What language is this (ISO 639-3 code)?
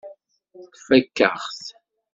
kab